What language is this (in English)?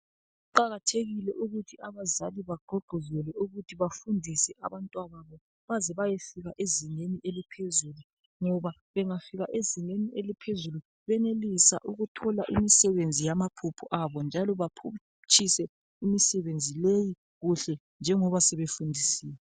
North Ndebele